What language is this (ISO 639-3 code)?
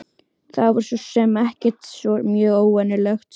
isl